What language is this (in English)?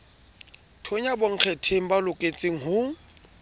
Southern Sotho